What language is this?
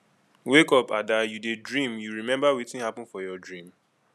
Nigerian Pidgin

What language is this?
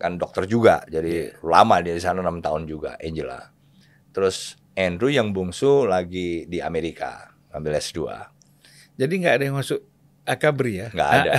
Indonesian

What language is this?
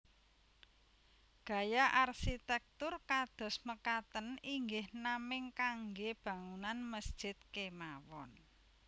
Javanese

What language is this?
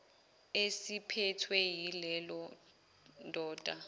Zulu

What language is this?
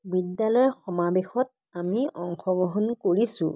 Assamese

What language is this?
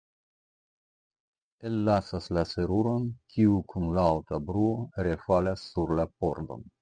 Esperanto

